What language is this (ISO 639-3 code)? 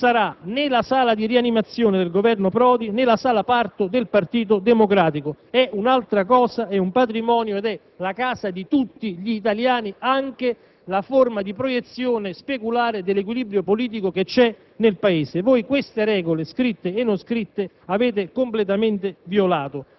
ita